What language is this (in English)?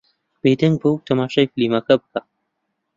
Central Kurdish